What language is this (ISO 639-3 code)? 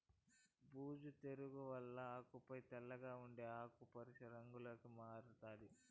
tel